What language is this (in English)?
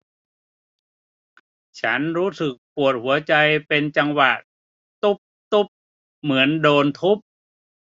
Thai